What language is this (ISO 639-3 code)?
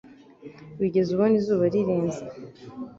kin